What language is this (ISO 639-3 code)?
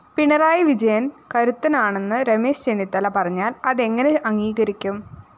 mal